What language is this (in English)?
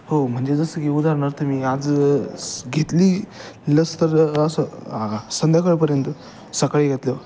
Marathi